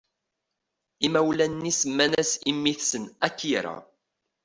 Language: Kabyle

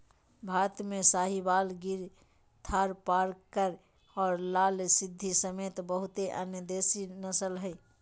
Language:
Magahi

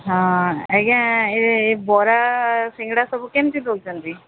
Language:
Odia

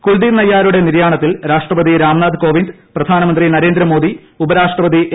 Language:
Malayalam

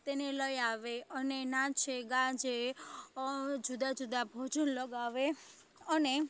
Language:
Gujarati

